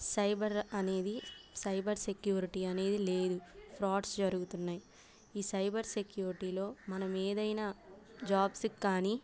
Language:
Telugu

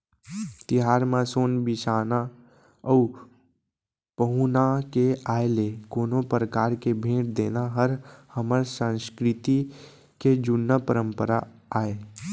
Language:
Chhattisgarhi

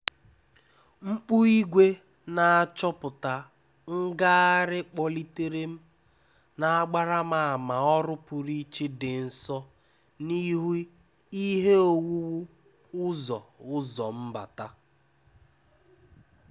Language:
Igbo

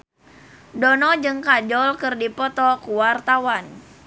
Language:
Sundanese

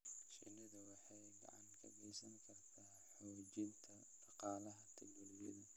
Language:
Somali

